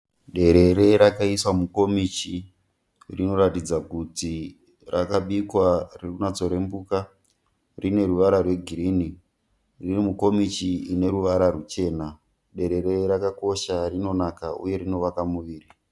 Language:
Shona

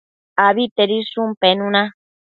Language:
Matsés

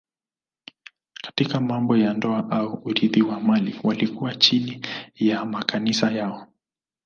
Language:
Swahili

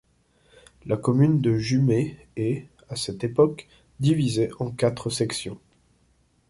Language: French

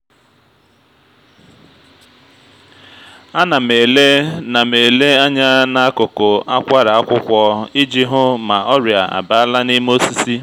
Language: Igbo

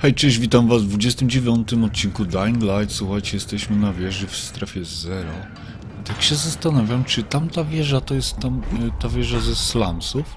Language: Polish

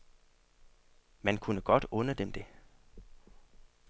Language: Danish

